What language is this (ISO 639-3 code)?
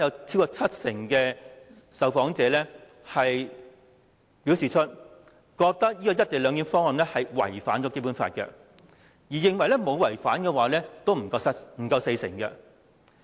yue